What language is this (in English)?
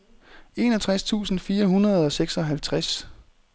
Danish